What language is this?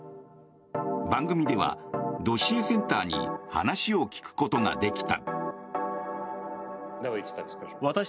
Japanese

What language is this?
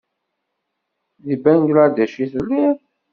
Kabyle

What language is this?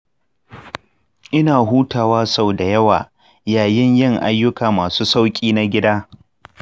Hausa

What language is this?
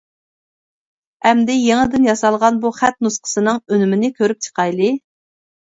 Uyghur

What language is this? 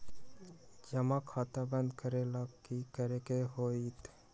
Magahi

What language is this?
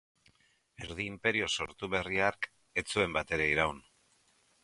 Basque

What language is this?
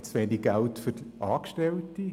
Swiss German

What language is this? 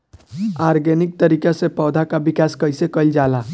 Bhojpuri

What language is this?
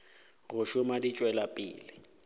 Northern Sotho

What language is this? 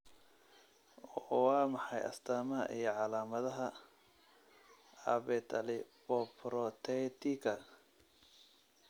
Somali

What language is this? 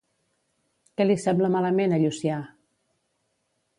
Catalan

